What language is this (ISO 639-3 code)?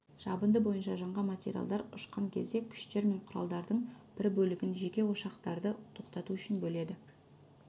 kaz